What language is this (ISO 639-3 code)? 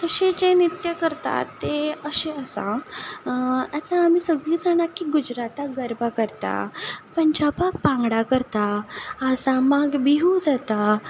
kok